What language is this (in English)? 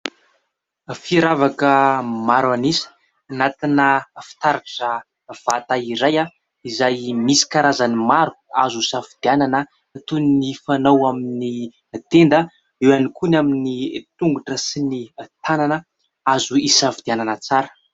Malagasy